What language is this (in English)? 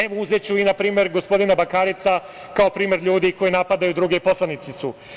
Serbian